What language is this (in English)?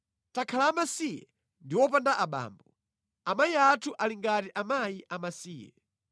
Nyanja